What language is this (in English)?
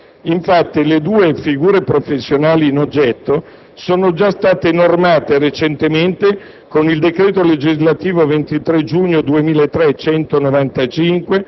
Italian